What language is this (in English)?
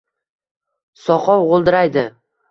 Uzbek